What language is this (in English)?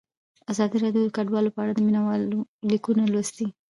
Pashto